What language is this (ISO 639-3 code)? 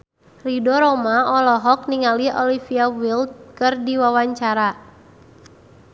sun